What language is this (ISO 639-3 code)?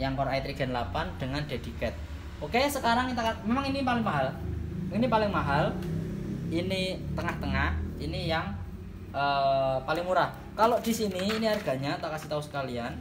ind